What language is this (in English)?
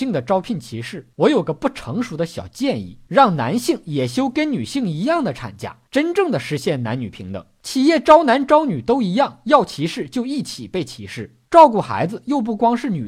Chinese